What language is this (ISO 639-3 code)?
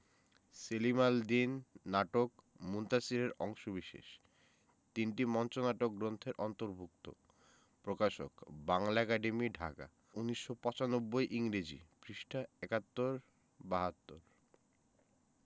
ben